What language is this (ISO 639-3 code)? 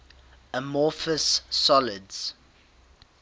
eng